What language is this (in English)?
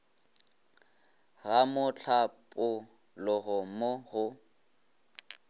Northern Sotho